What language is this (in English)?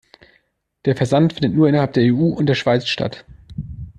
German